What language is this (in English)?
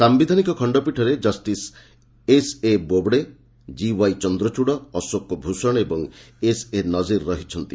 Odia